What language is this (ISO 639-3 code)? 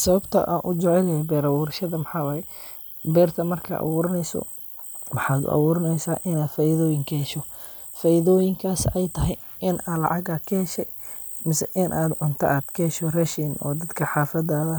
som